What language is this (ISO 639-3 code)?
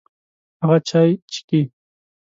pus